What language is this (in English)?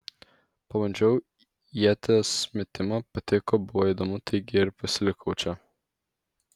Lithuanian